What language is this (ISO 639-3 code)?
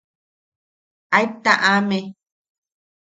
yaq